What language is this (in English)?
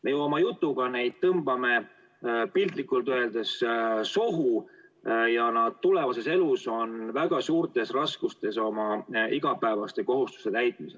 Estonian